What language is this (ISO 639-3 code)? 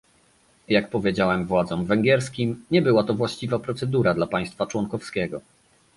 pol